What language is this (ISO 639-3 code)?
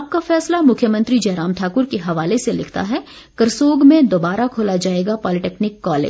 hin